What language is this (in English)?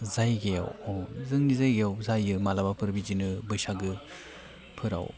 Bodo